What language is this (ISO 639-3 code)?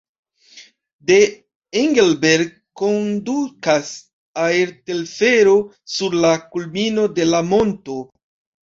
epo